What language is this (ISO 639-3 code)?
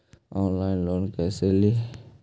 mag